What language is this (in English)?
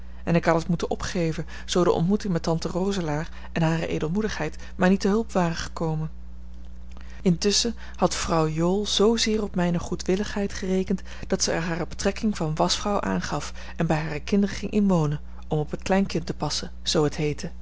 Dutch